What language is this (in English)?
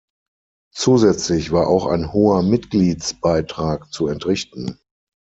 German